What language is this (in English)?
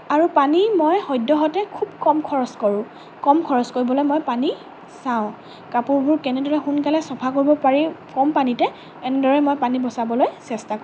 Assamese